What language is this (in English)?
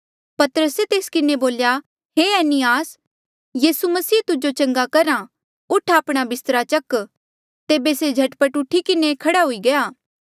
Mandeali